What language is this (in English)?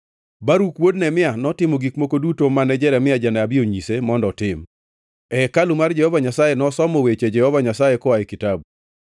Luo (Kenya and Tanzania)